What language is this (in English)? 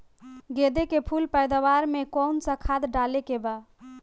Bhojpuri